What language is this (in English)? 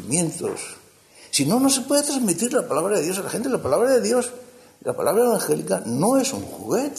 Spanish